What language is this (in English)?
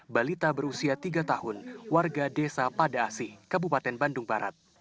Indonesian